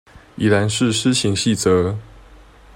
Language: Chinese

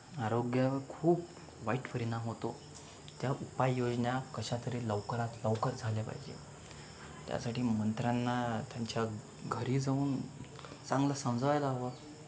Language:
Marathi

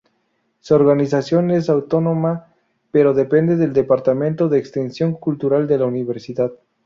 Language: Spanish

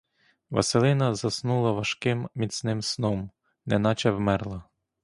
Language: Ukrainian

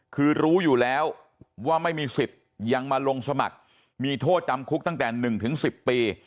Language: Thai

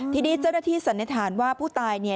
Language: Thai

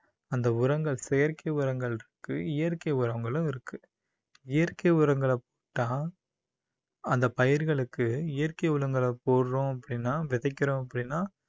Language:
Tamil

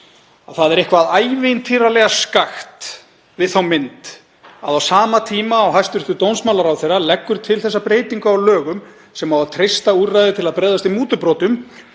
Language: Icelandic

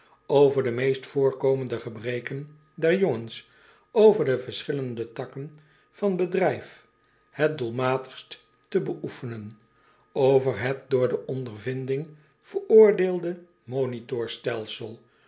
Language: Dutch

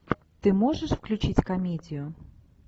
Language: Russian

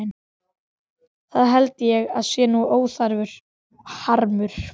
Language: Icelandic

